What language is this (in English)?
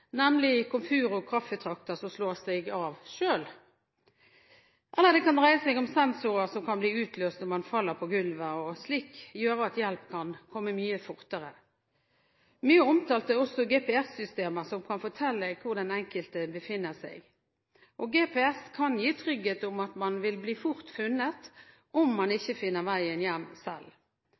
Norwegian Bokmål